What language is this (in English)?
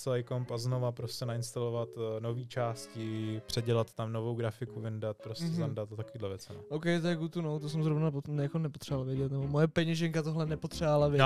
Czech